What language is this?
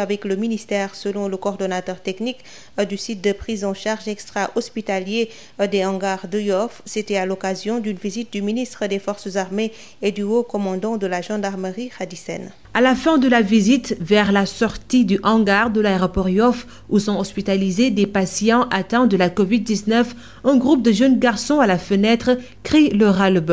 French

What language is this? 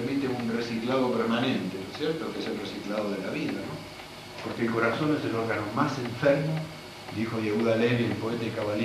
Spanish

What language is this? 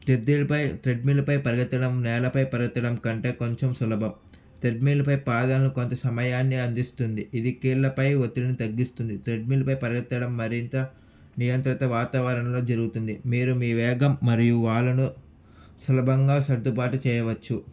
Telugu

